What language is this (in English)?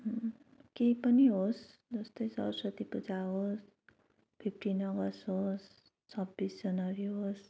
Nepali